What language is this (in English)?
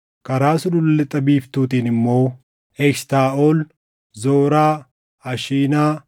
Oromo